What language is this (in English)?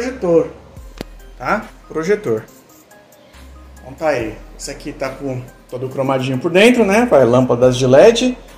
Portuguese